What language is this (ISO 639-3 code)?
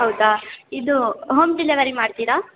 kan